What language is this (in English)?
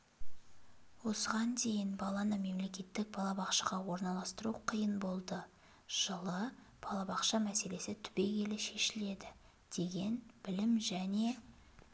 Kazakh